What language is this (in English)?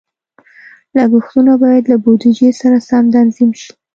Pashto